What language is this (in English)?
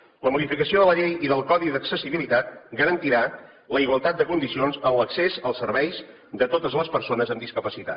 Catalan